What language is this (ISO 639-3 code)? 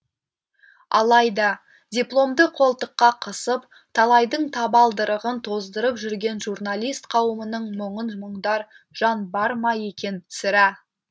kaz